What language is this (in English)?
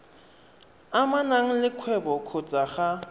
Tswana